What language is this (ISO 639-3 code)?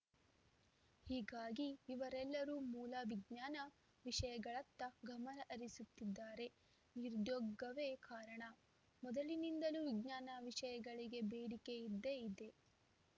kan